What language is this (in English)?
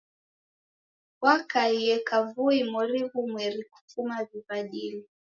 Taita